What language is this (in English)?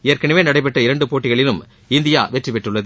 Tamil